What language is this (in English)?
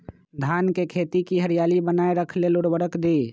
Magahi